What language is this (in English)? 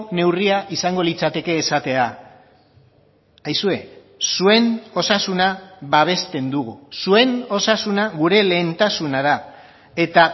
Basque